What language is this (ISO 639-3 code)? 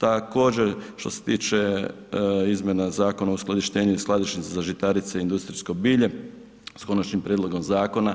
hrv